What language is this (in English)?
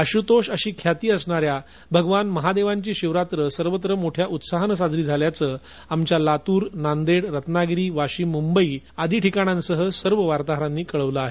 Marathi